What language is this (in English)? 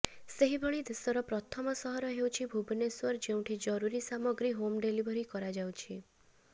Odia